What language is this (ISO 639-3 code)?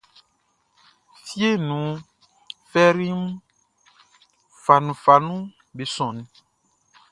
bci